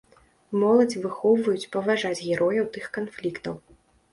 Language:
Belarusian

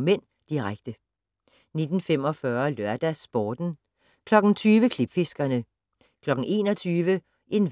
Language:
Danish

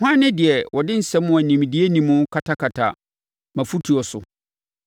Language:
Akan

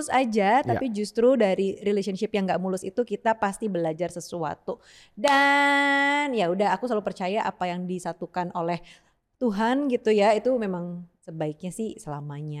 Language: Indonesian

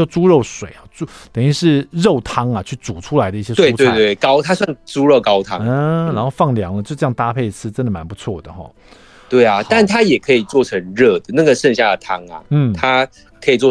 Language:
Chinese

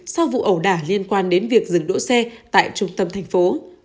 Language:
Vietnamese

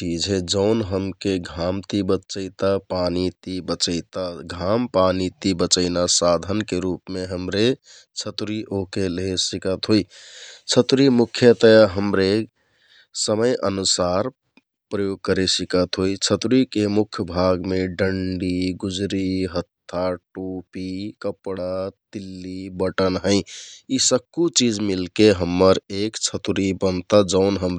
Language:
Kathoriya Tharu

